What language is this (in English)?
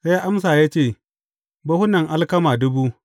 Hausa